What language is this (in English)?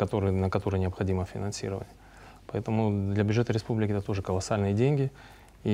Russian